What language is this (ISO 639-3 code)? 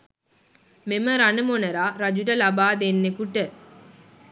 sin